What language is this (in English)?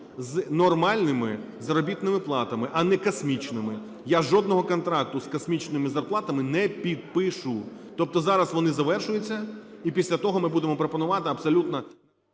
Ukrainian